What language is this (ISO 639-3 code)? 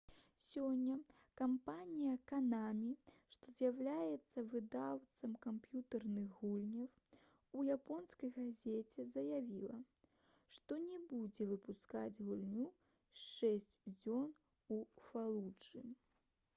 bel